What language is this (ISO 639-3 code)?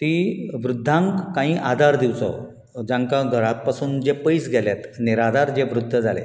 kok